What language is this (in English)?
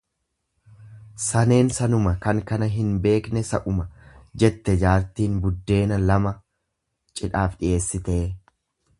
Oromo